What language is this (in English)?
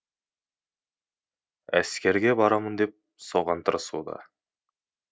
Kazakh